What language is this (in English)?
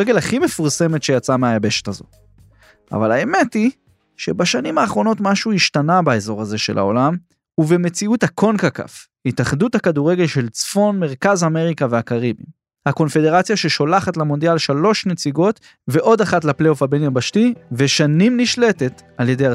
Hebrew